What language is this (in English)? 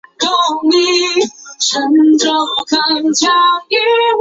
Chinese